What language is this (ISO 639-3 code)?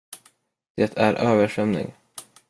swe